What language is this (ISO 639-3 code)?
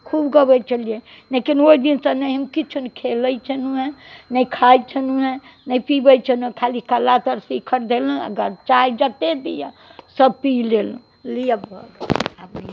mai